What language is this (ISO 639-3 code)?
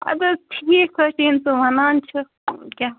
kas